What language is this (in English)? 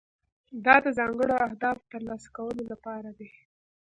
Pashto